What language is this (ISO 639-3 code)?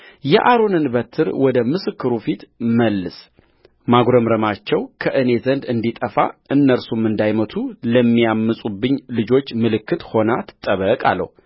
amh